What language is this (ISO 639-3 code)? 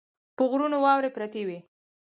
pus